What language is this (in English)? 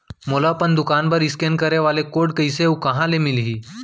Chhattisgarhi